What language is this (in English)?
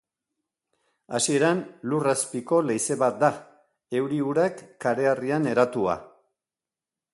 Basque